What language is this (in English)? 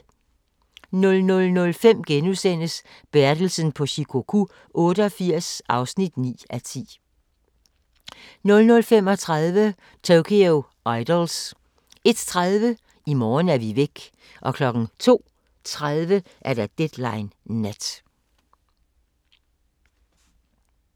Danish